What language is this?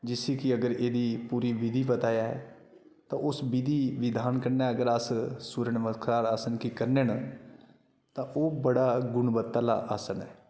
Dogri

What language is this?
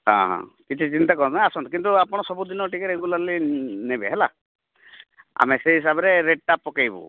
Odia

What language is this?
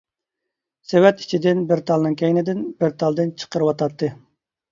Uyghur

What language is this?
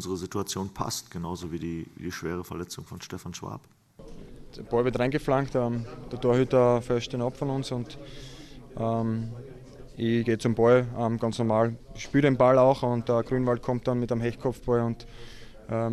German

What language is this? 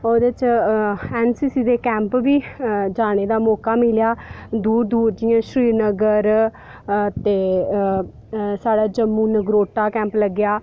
Dogri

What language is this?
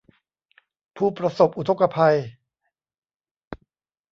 Thai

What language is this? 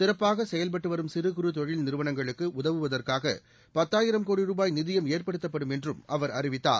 Tamil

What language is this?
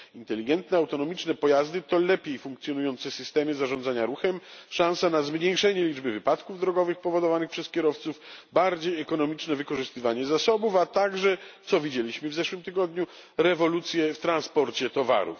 Polish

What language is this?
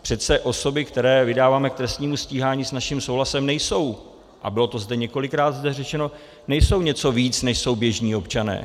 Czech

